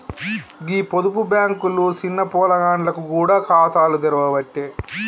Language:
Telugu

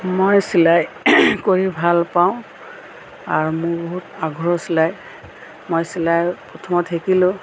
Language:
Assamese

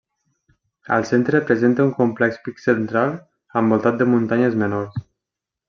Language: Catalan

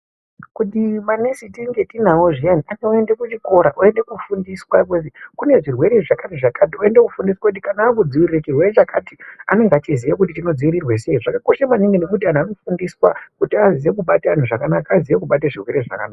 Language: Ndau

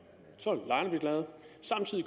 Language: Danish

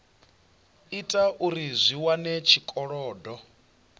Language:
Venda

